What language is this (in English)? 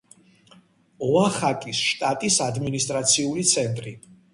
Georgian